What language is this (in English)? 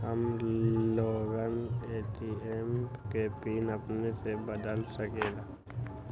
Magahi